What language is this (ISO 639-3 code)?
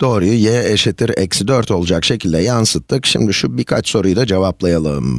tur